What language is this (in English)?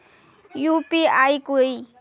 Magahi